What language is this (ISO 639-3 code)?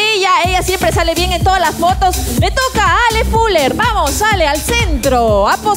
spa